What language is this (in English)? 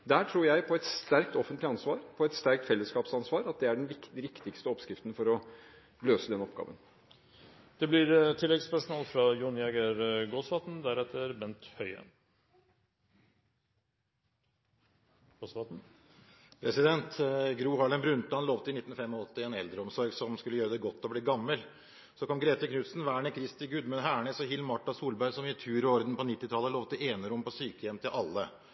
Norwegian Bokmål